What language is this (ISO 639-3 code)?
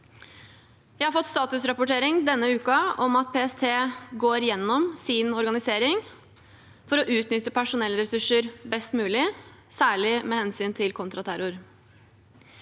nor